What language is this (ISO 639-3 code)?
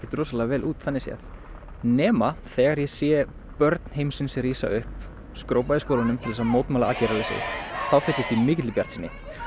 isl